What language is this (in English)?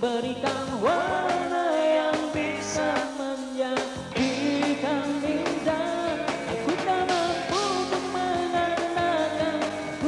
Indonesian